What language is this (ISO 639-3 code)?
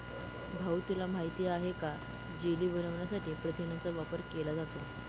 mar